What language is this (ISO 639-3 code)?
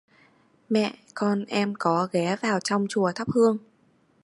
vie